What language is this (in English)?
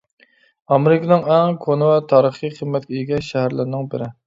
Uyghur